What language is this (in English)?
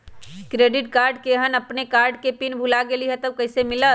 Magahi